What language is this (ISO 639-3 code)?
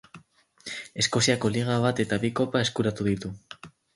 eus